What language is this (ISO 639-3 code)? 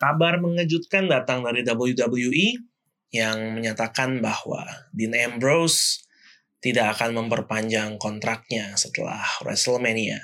ind